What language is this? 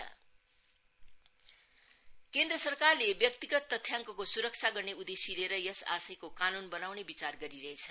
Nepali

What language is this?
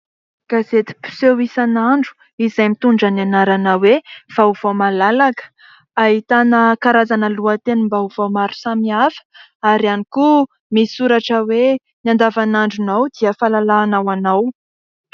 Malagasy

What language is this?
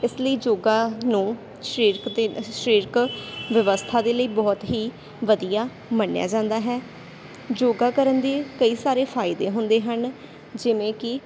Punjabi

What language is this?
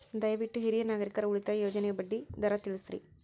Kannada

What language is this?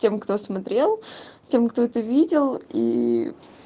Russian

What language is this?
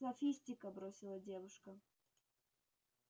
Russian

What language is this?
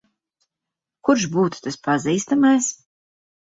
Latvian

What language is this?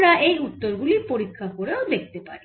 Bangla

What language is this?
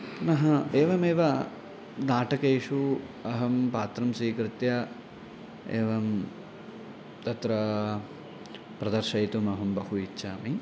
Sanskrit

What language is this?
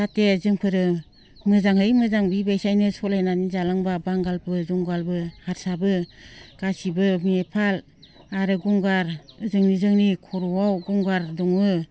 Bodo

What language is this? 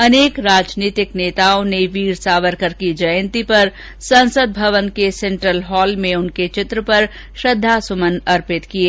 Hindi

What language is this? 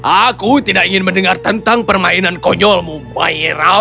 Indonesian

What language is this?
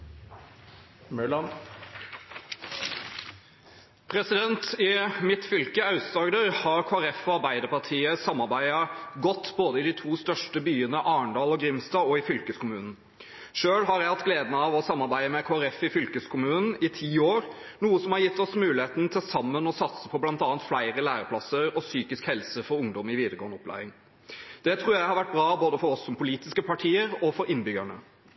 Norwegian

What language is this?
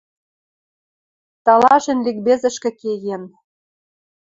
Western Mari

